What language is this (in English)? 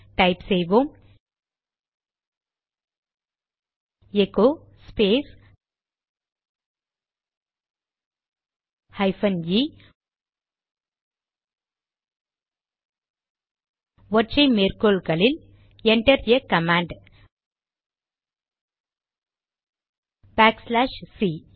Tamil